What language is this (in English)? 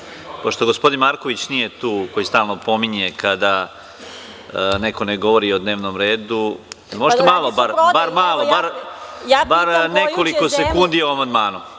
Serbian